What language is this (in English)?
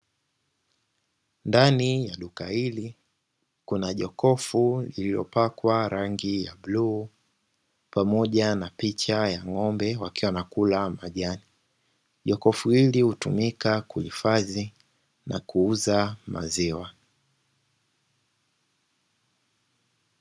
Swahili